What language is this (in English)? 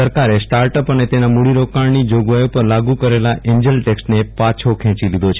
Gujarati